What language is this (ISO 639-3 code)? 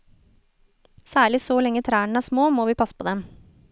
nor